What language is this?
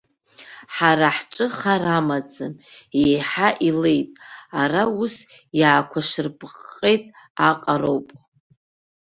Abkhazian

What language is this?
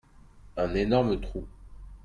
French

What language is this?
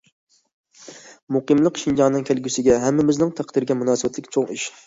Uyghur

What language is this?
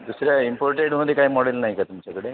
Marathi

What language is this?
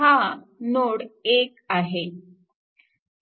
Marathi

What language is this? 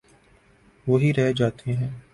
Urdu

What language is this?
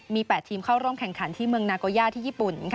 Thai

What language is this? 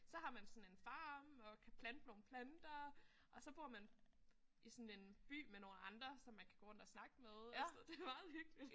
Danish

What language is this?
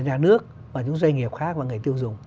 Vietnamese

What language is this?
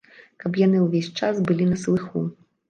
Belarusian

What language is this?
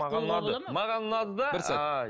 Kazakh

